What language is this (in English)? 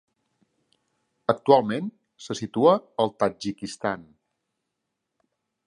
Catalan